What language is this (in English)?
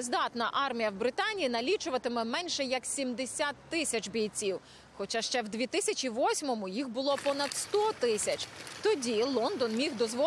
Ukrainian